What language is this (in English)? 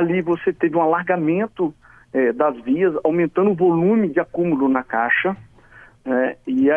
Portuguese